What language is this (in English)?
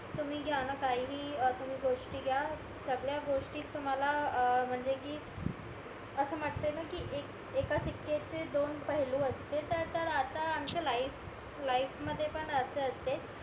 Marathi